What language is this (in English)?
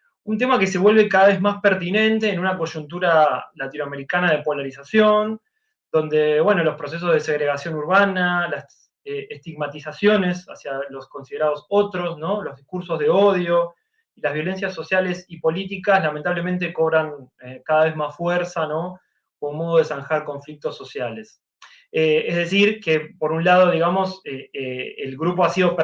Spanish